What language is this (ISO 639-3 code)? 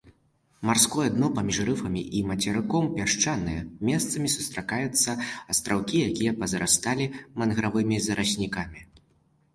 bel